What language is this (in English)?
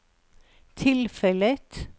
Norwegian